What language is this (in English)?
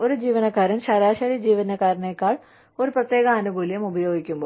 Malayalam